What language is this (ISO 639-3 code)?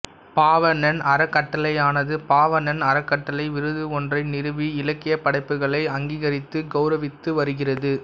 tam